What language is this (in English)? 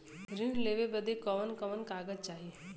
Bhojpuri